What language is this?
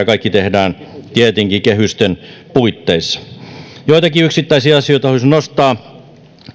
Finnish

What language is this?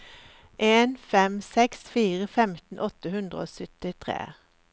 Norwegian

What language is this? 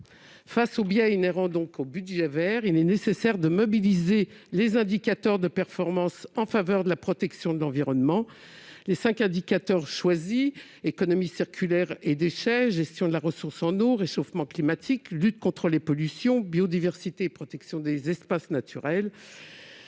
French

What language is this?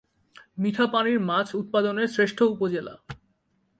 Bangla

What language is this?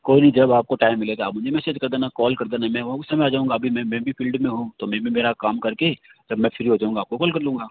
Hindi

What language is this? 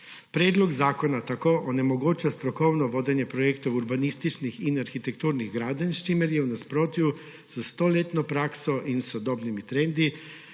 Slovenian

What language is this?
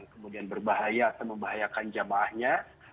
Indonesian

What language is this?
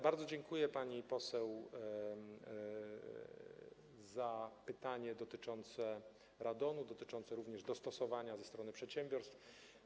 Polish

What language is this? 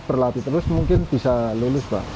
Indonesian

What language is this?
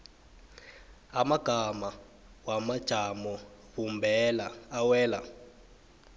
South Ndebele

